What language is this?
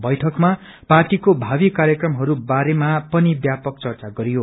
Nepali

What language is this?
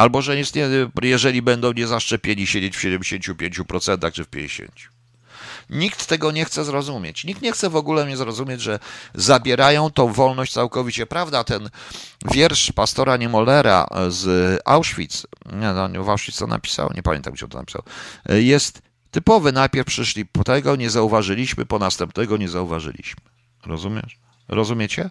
Polish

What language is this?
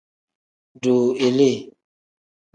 Tem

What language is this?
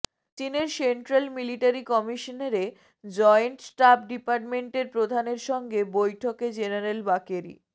Bangla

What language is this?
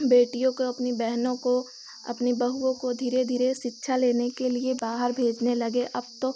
Hindi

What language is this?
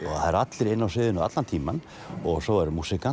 Icelandic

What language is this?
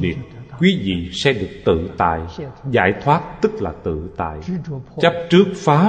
Vietnamese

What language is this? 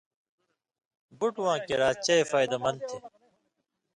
Indus Kohistani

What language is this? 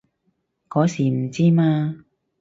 Cantonese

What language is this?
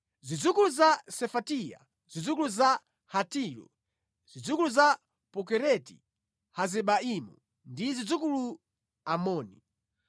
Nyanja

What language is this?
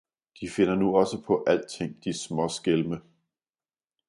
Danish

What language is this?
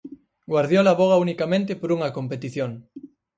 Galician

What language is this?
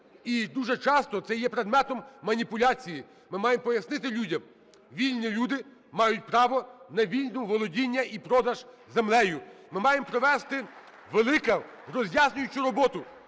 Ukrainian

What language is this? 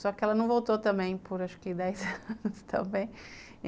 Portuguese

